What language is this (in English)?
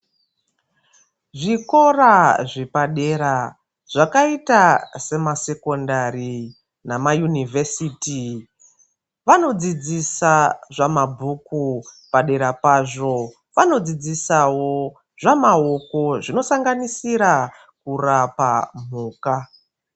Ndau